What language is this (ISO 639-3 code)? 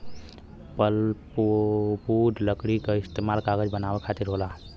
bho